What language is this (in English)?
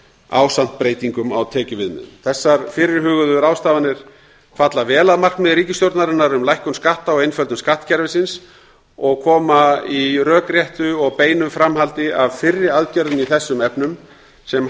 Icelandic